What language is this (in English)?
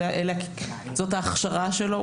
Hebrew